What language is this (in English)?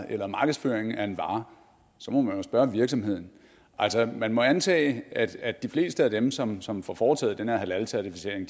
Danish